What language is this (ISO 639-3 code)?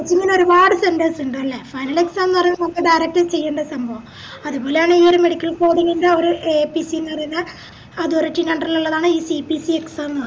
mal